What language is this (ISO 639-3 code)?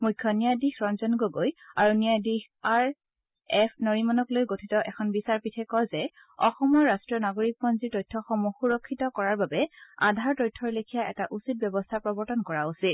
asm